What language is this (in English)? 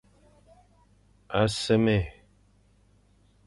Fang